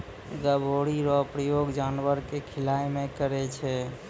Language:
Maithili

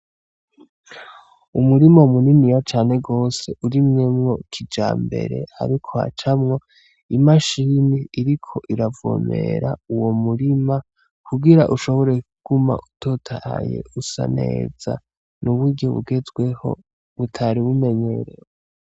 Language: Rundi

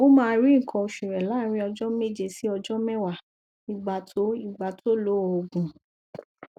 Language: Yoruba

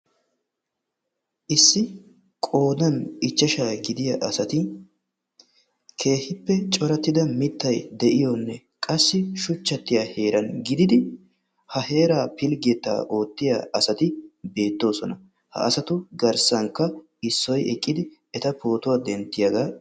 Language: Wolaytta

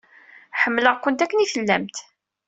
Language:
Kabyle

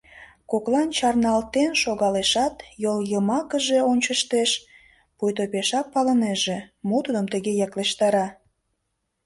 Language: Mari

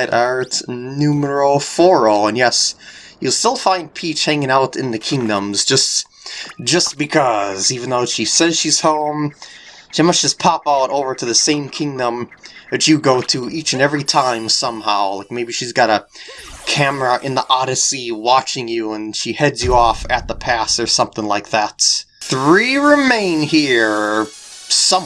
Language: English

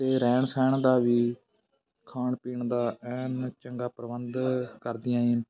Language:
Punjabi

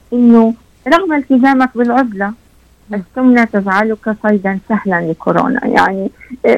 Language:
Arabic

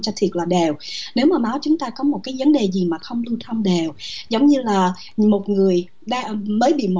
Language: Vietnamese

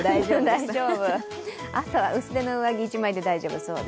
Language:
Japanese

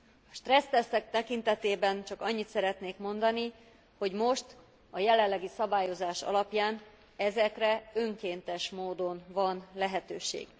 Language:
Hungarian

